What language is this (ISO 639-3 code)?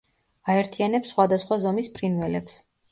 kat